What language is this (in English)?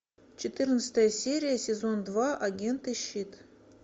Russian